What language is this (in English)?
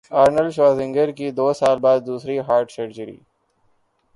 Urdu